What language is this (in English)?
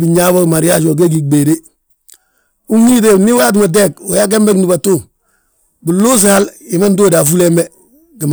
Balanta-Ganja